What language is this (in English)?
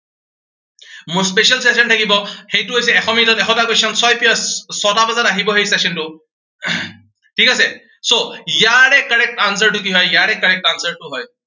Assamese